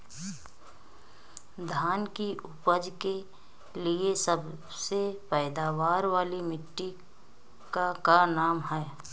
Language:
Bhojpuri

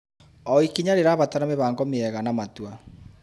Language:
Kikuyu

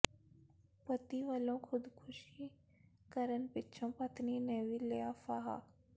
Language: Punjabi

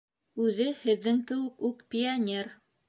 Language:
Bashkir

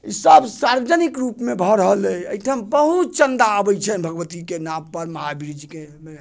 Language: Maithili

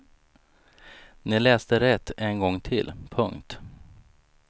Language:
Swedish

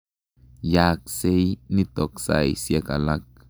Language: Kalenjin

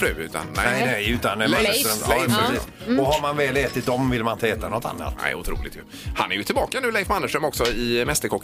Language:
Swedish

